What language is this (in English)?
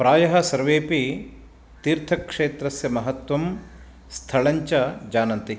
Sanskrit